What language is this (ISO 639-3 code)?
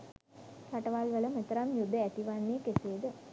sin